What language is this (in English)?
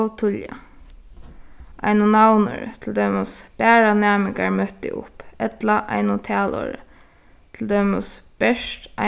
Faroese